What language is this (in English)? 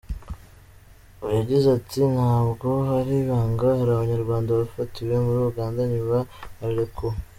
Kinyarwanda